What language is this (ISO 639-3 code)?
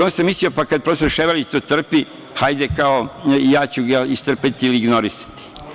srp